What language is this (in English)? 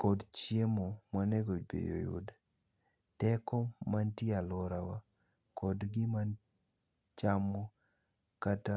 Luo (Kenya and Tanzania)